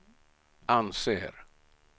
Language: Swedish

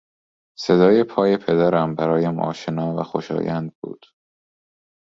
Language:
Persian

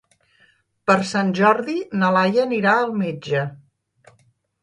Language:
Catalan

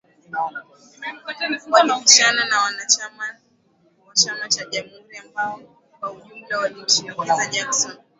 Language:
Swahili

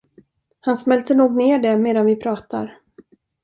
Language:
Swedish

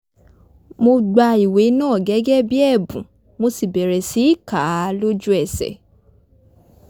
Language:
Yoruba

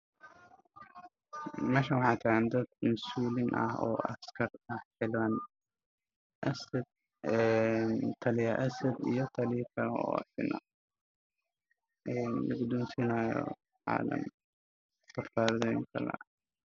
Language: Somali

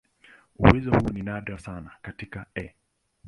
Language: Swahili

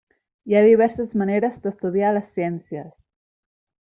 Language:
Catalan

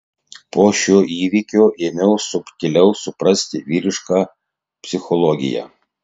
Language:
Lithuanian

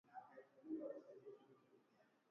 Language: Swahili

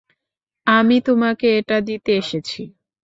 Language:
Bangla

